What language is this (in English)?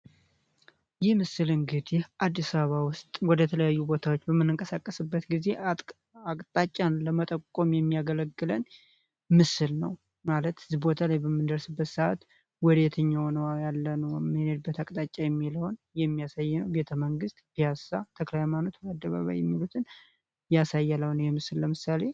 Amharic